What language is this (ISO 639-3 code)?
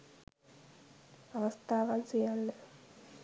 sin